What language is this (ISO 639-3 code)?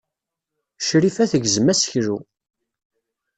kab